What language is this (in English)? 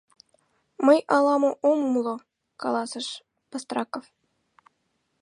Mari